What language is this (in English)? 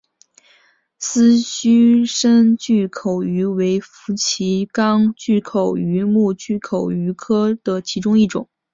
Chinese